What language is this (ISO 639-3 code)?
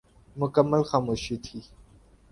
urd